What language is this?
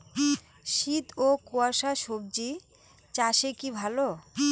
Bangla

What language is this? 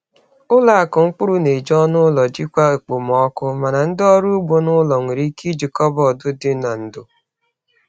Igbo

